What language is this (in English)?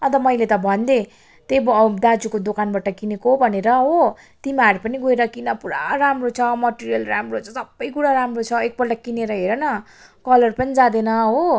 Nepali